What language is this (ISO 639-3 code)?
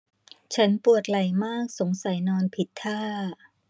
tha